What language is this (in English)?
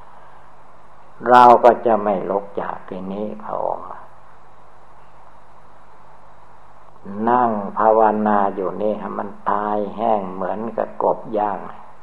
Thai